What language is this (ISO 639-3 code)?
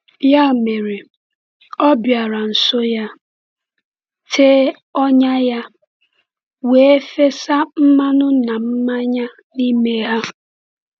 ibo